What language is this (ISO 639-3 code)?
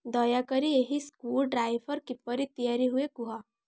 ori